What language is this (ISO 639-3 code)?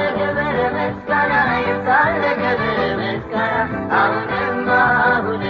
amh